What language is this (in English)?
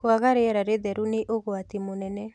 Kikuyu